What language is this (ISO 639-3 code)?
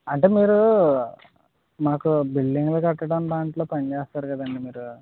tel